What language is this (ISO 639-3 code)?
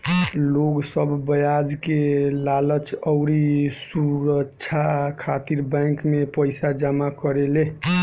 bho